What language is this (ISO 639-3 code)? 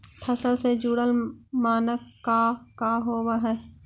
mag